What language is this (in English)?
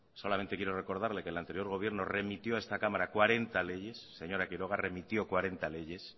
Spanish